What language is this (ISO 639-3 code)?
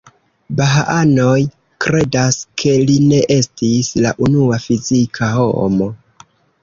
epo